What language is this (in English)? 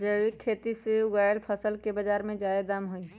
Magahi